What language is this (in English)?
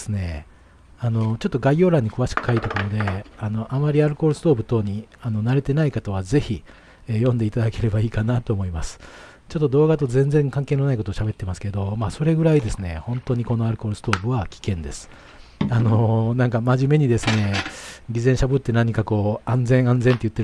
Japanese